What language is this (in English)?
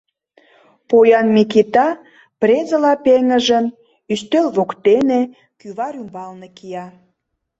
Mari